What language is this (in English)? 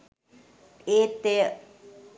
Sinhala